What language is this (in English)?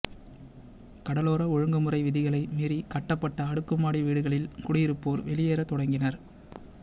Tamil